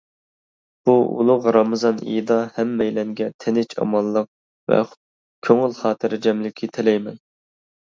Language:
Uyghur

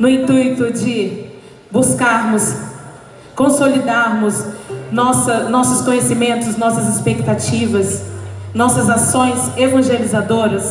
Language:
Portuguese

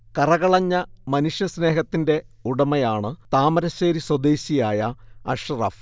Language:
Malayalam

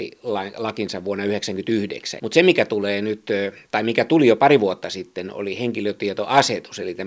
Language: Finnish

